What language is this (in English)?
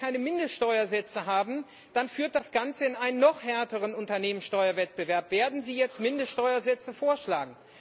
German